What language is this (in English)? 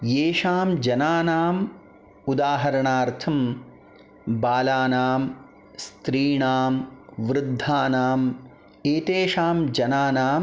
Sanskrit